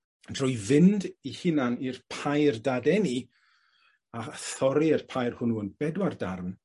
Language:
Welsh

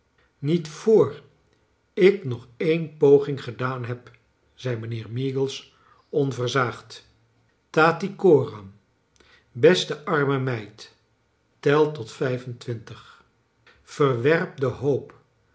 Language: Dutch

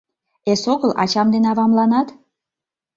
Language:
Mari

